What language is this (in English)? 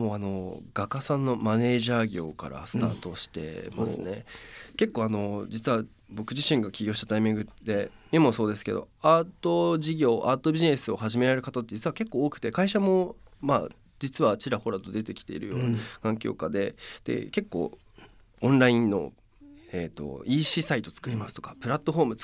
Japanese